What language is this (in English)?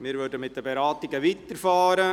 Swiss German